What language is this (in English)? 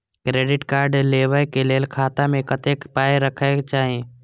Maithili